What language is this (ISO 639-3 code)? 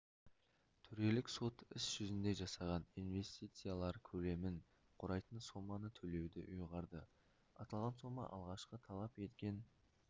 kaz